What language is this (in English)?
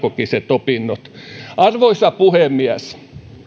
Finnish